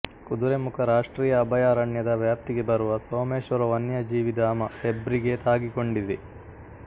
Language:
Kannada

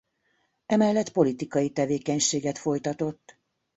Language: Hungarian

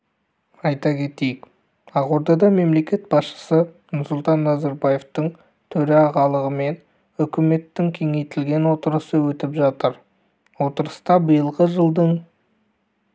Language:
Kazakh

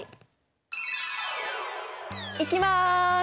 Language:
Japanese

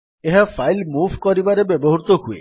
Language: Odia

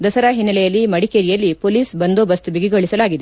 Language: Kannada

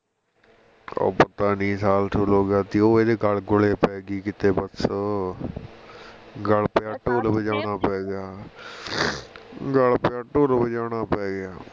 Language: Punjabi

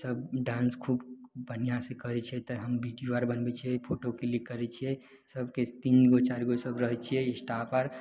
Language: Maithili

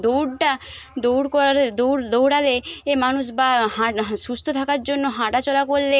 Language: Bangla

